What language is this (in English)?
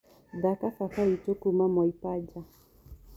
Kikuyu